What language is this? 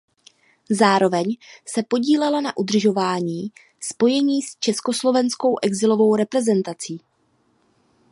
Czech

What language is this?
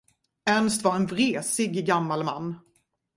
Swedish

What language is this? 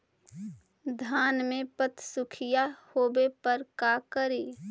Magahi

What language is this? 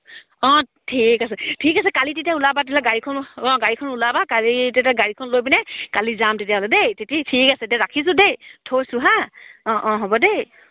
Assamese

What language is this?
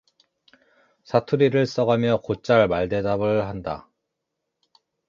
Korean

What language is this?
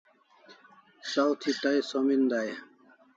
Kalasha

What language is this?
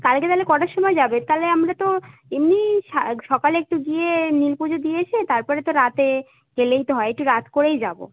Bangla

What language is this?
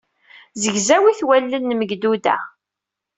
Kabyle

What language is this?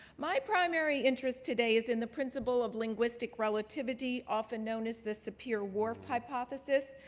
English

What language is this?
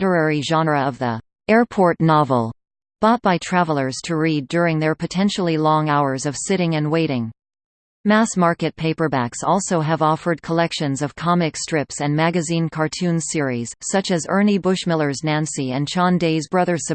English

